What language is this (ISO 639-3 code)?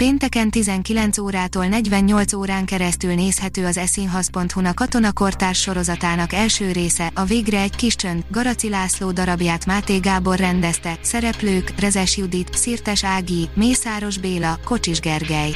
hun